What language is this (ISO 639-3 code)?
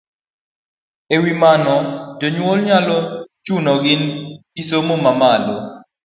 luo